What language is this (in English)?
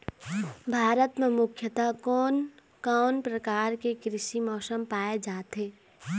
Chhattisgarhi